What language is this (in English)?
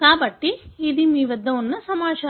Telugu